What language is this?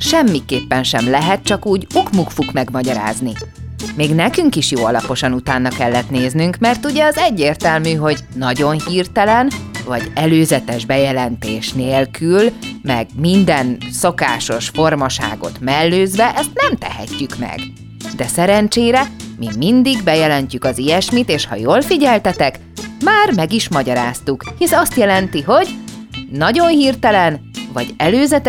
Hungarian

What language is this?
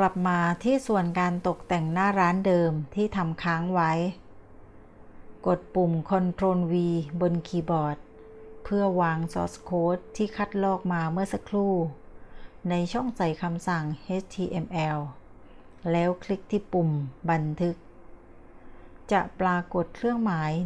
Thai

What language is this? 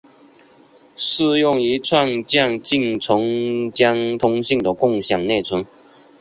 Chinese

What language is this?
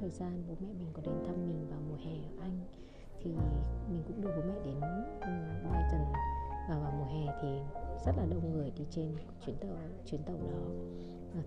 Vietnamese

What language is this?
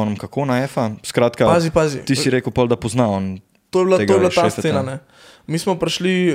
Slovak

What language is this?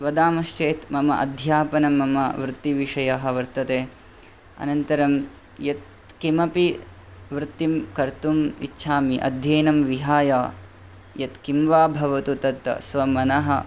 Sanskrit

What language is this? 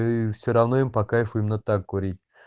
Russian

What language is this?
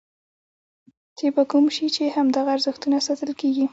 Pashto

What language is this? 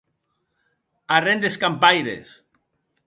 Occitan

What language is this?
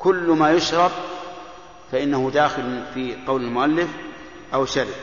Arabic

